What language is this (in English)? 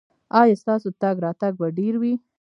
Pashto